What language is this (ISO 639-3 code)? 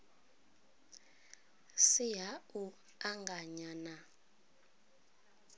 ven